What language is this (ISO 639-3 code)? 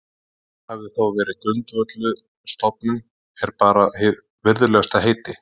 isl